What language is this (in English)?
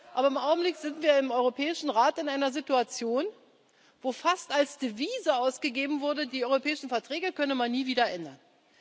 German